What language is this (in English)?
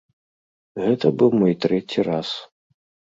Belarusian